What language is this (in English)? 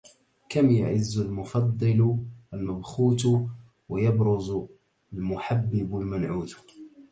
Arabic